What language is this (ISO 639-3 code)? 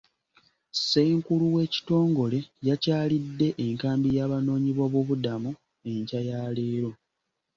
lug